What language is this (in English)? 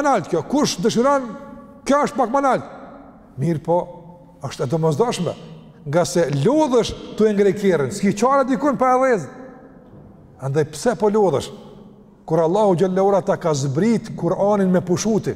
Romanian